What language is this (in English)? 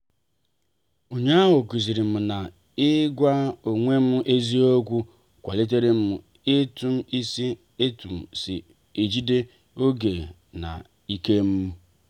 Igbo